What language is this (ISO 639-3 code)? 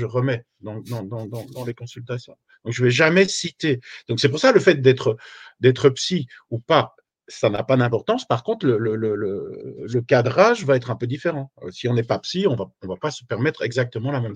fra